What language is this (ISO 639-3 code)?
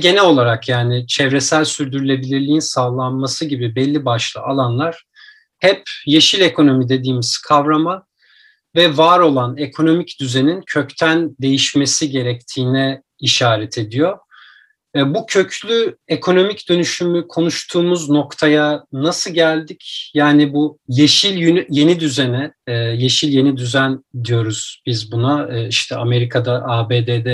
tur